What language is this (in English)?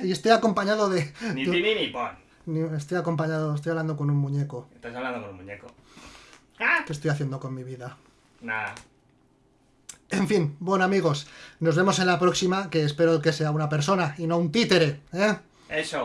Spanish